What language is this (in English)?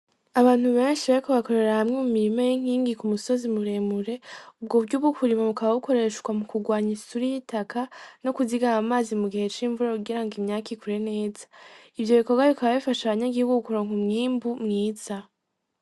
Rundi